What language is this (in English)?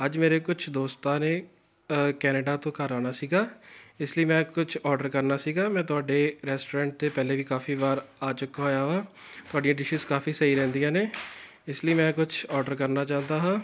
Punjabi